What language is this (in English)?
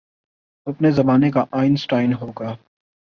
Urdu